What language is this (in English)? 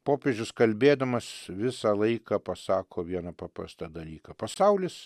Lithuanian